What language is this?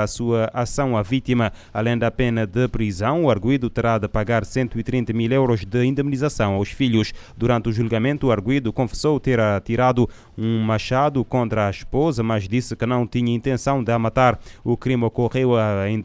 Portuguese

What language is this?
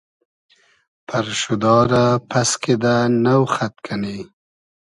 Hazaragi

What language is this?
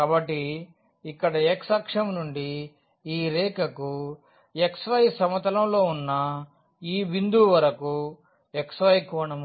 Telugu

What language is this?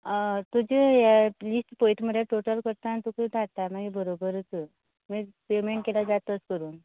Konkani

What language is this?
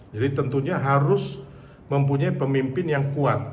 Indonesian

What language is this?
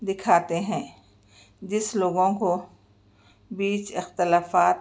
Urdu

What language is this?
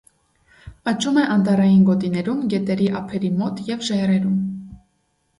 Armenian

